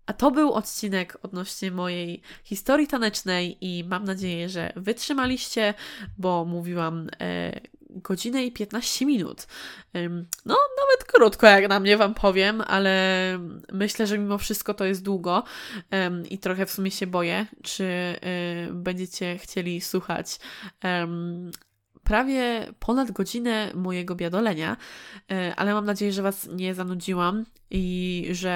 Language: Polish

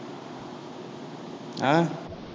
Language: Tamil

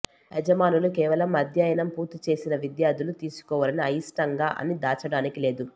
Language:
Telugu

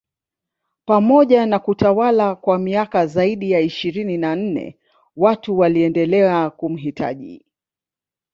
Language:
Swahili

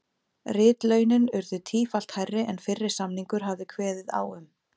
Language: Icelandic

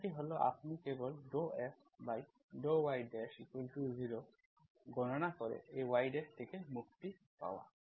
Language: Bangla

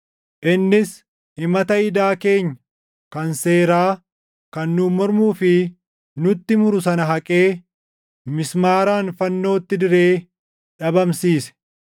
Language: Oromo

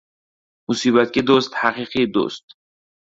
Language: Uzbek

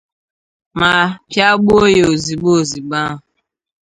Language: Igbo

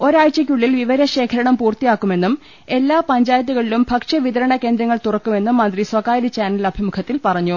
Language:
Malayalam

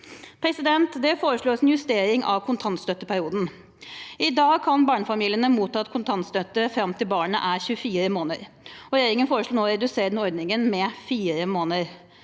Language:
Norwegian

